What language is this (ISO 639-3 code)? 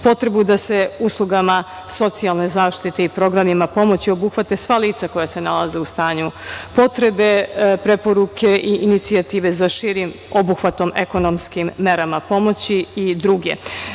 srp